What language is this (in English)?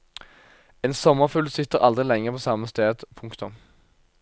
Norwegian